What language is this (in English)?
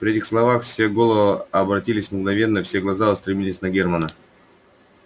Russian